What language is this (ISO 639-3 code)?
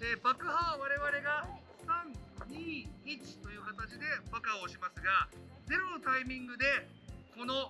jpn